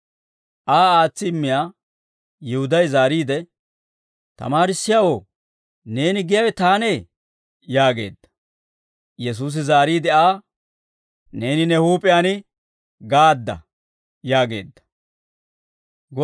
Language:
Dawro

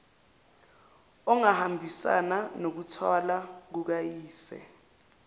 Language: Zulu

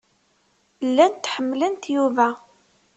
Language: Kabyle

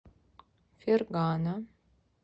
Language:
Russian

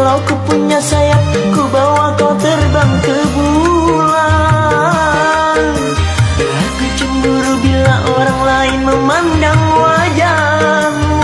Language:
Indonesian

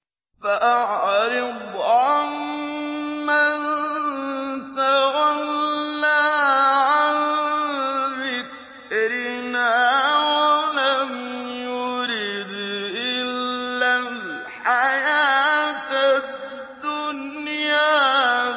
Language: Arabic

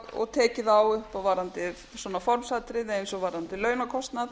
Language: Icelandic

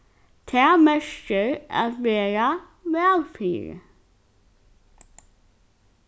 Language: Faroese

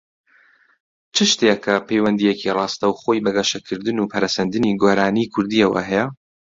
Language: Central Kurdish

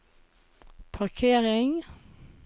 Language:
Norwegian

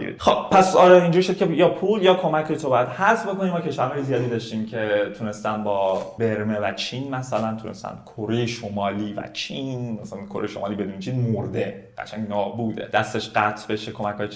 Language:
Persian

